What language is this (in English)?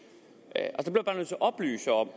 Danish